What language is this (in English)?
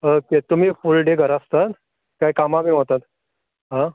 Konkani